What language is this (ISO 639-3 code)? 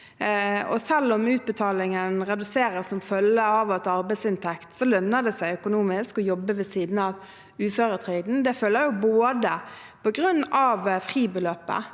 nor